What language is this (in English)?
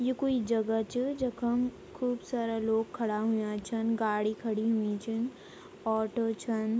Garhwali